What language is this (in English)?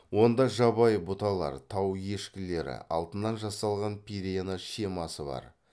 Kazakh